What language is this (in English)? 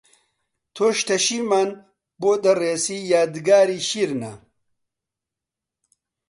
Central Kurdish